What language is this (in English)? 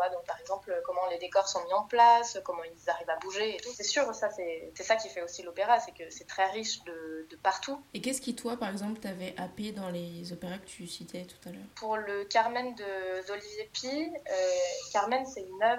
French